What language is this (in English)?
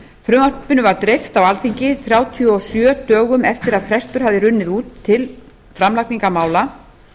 Icelandic